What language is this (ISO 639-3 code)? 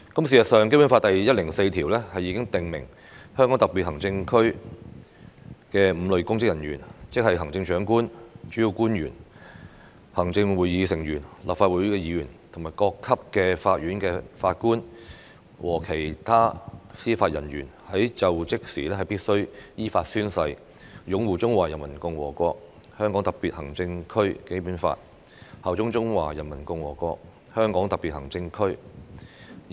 yue